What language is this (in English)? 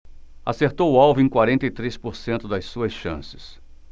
Portuguese